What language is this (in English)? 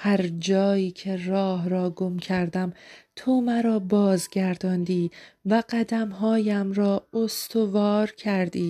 Persian